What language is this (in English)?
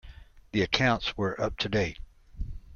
English